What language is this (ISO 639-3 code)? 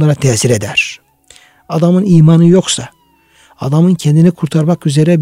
tur